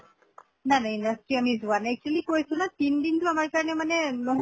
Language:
Assamese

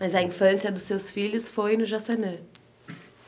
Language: Portuguese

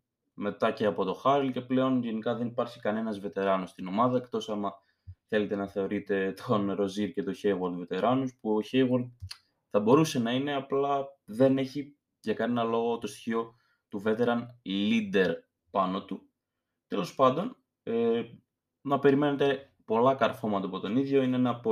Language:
Greek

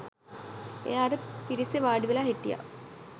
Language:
Sinhala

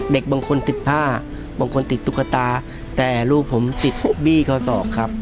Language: Thai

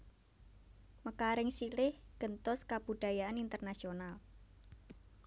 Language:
Javanese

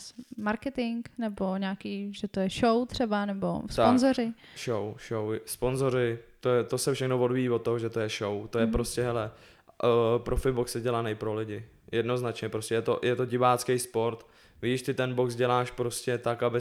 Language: Czech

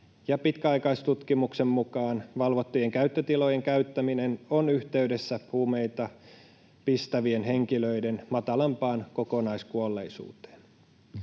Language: Finnish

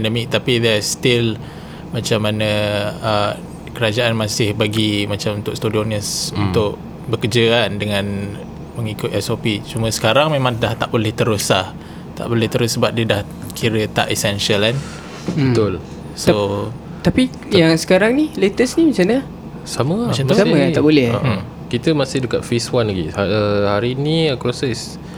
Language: Malay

